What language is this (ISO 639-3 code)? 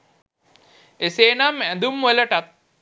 sin